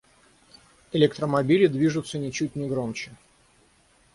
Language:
Russian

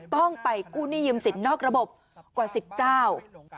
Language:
Thai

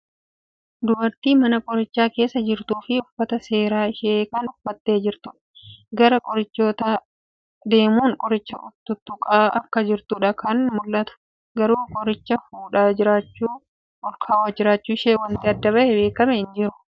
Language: Oromo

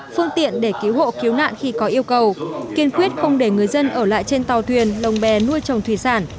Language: Vietnamese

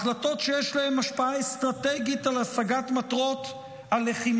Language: Hebrew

